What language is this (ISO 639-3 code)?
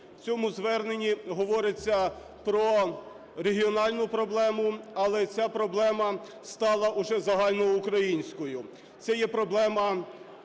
ukr